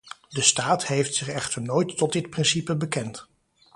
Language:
Dutch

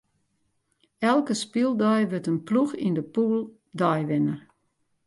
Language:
Western Frisian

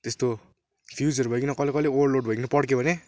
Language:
Nepali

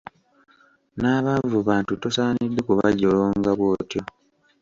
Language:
Ganda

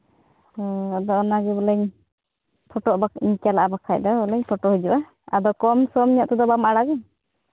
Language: Santali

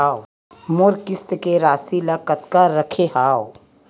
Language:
Chhattisgarhi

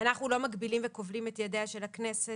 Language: Hebrew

